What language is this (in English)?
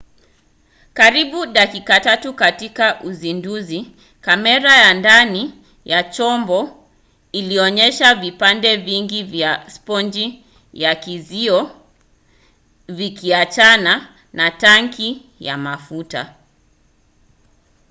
Swahili